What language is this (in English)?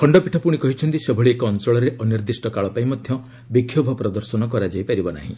Odia